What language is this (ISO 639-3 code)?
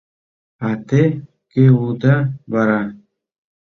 chm